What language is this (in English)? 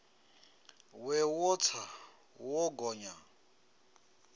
Venda